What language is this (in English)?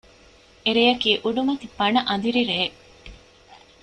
Divehi